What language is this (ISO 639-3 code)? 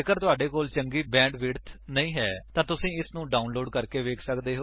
pan